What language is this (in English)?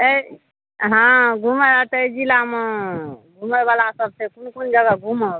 Maithili